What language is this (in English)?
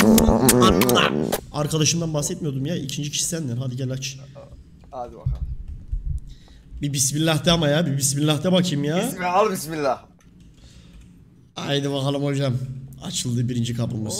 Turkish